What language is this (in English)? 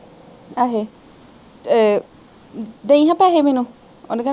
Punjabi